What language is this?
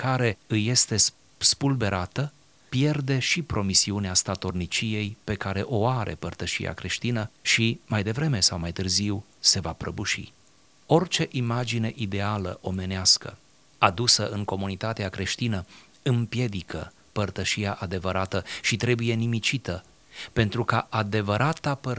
Romanian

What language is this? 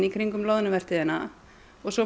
Icelandic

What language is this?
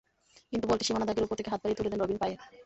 Bangla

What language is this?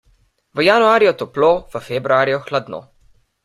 Slovenian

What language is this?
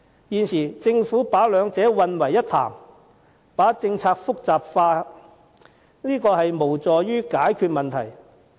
Cantonese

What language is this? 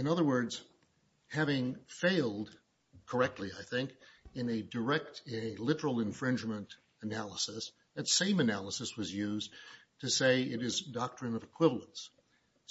English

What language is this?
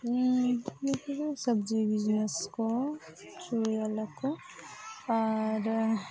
Santali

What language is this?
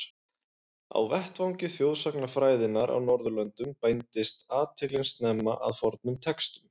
Icelandic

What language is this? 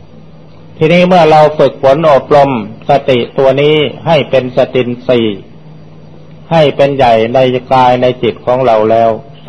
Thai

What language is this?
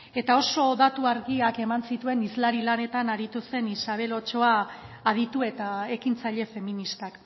Basque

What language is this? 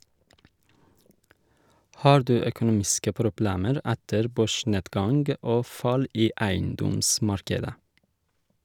Norwegian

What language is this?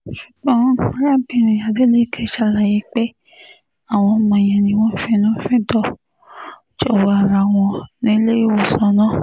Yoruba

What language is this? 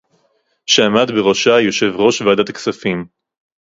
Hebrew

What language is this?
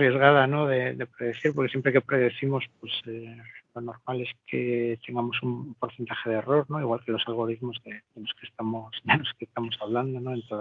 Spanish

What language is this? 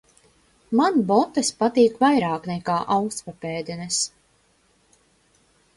Latvian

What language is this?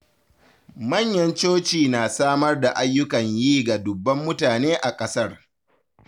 Hausa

